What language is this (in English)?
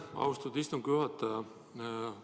Estonian